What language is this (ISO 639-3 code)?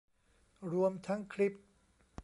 tha